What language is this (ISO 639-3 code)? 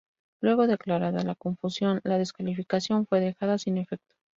spa